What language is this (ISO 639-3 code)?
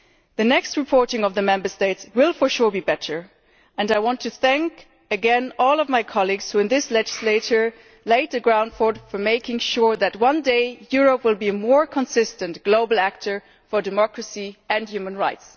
eng